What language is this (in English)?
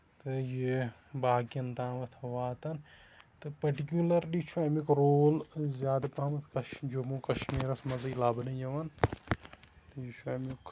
Kashmiri